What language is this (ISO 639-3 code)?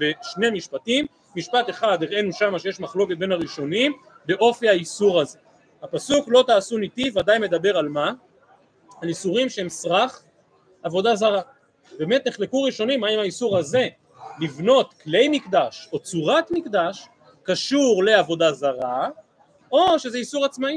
heb